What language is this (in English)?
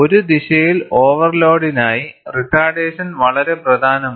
Malayalam